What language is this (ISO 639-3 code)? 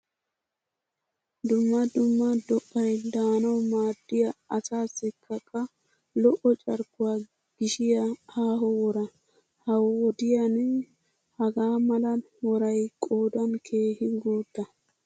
wal